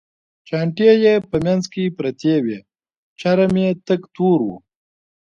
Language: Pashto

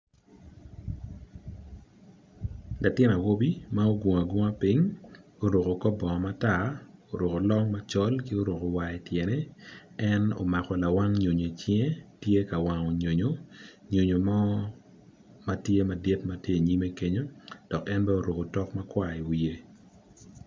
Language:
Acoli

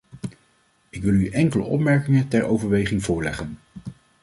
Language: Dutch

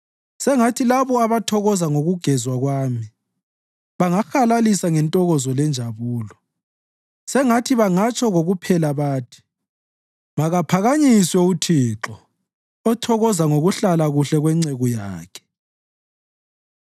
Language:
North Ndebele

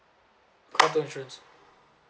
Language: English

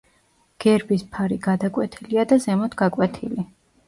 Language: Georgian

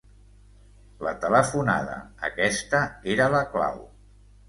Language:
Catalan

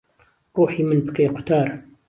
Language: Central Kurdish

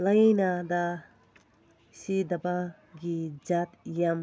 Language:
Manipuri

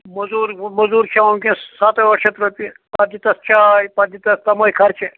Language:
Kashmiri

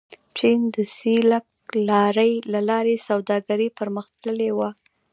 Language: Pashto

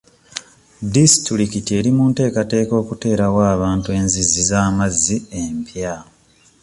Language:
Ganda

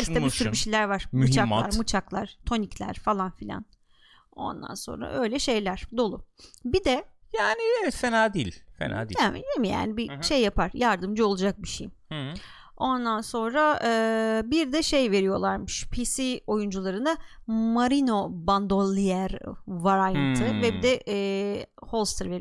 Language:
Turkish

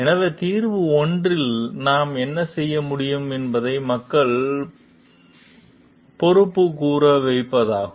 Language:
Tamil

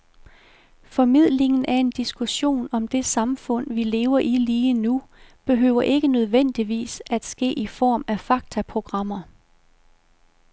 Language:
Danish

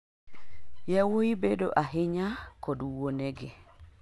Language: Luo (Kenya and Tanzania)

